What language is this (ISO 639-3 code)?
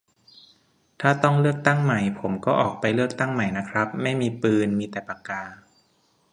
tha